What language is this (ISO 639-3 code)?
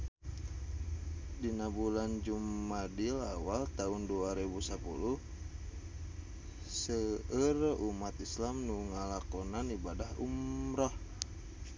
sun